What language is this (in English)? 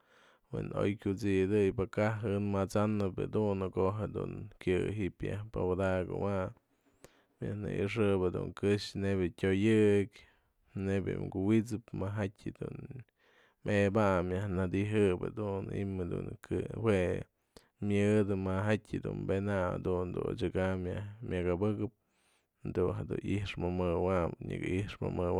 Mazatlán Mixe